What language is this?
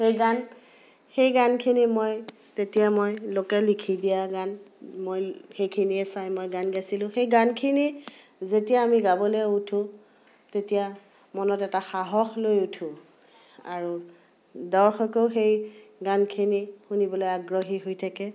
Assamese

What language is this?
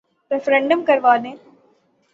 Urdu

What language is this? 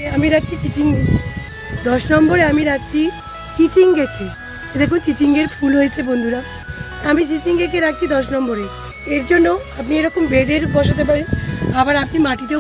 Turkish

